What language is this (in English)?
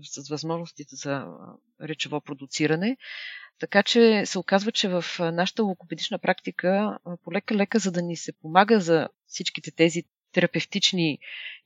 Bulgarian